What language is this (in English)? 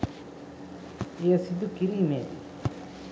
Sinhala